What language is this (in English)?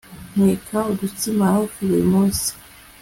Kinyarwanda